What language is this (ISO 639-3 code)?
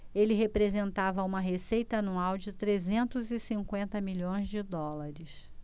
por